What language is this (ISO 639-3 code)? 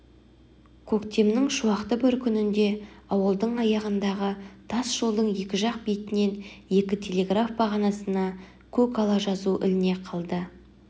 kaz